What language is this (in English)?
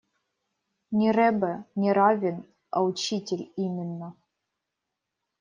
Russian